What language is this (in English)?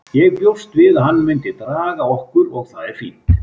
Icelandic